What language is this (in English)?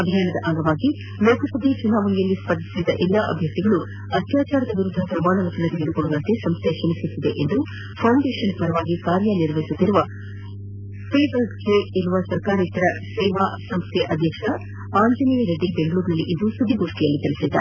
Kannada